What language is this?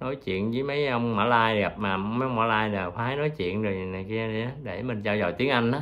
Vietnamese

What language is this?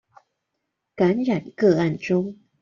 Chinese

